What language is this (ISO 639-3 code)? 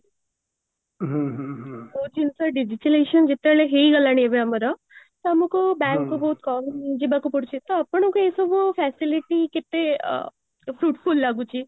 ori